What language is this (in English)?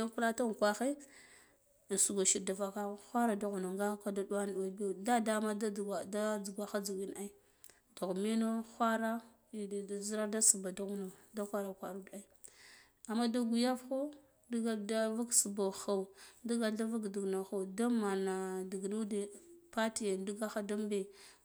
Guduf-Gava